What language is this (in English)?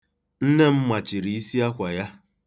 Igbo